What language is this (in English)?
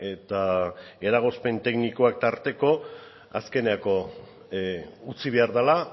Basque